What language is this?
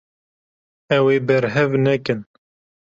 Kurdish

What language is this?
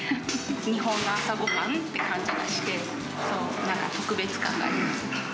Japanese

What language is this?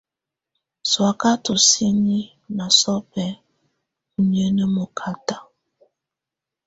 Tunen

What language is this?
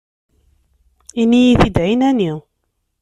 Kabyle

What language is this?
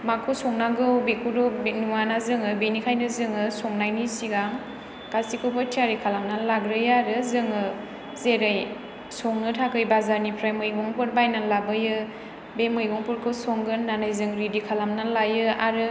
Bodo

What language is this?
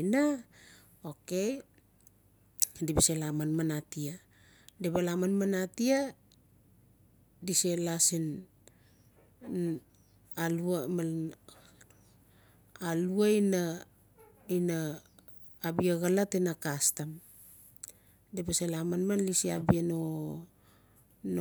Notsi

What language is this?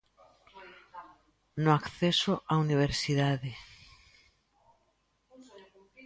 Galician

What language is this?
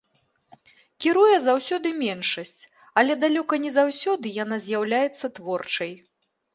Belarusian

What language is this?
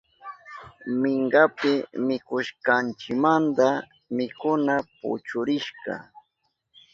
Southern Pastaza Quechua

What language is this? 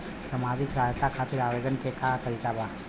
Bhojpuri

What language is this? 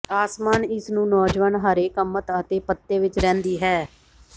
Punjabi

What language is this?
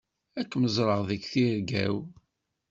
Kabyle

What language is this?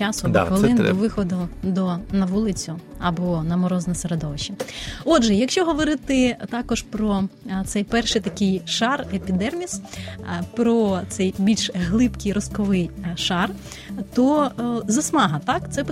Ukrainian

